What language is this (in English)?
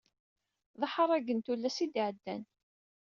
Kabyle